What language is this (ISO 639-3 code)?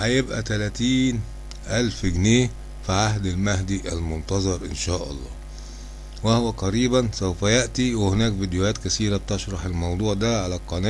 ara